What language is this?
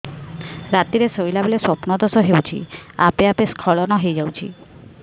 Odia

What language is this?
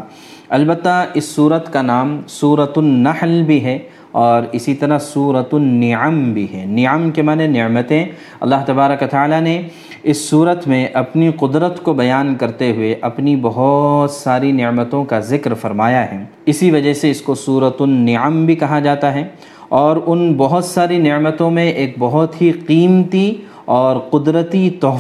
Urdu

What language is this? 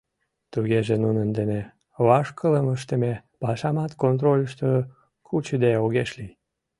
Mari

